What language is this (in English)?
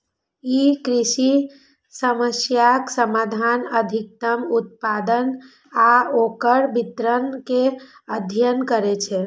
Maithili